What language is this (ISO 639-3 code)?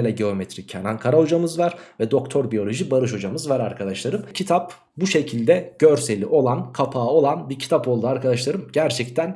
tur